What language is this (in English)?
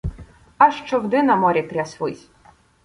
Ukrainian